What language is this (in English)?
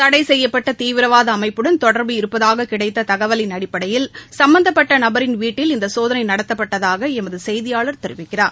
Tamil